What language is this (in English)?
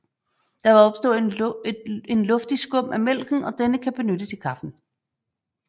Danish